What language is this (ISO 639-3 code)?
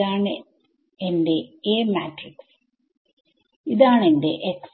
mal